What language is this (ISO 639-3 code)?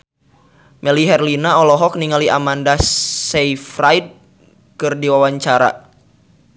sun